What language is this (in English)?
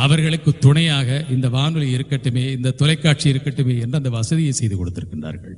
Tamil